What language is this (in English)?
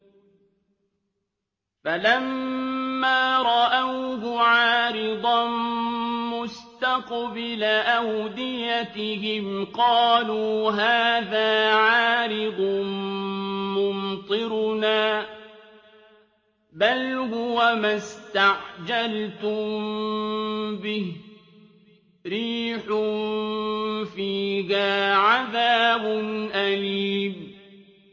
Arabic